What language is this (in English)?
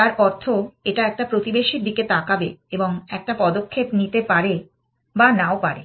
Bangla